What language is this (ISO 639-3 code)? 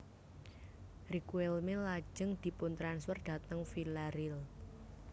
jav